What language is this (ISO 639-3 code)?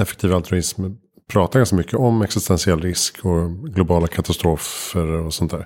swe